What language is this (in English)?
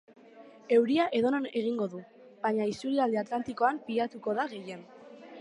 Basque